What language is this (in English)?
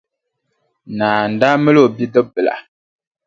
Dagbani